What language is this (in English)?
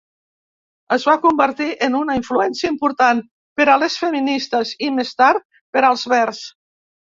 Catalan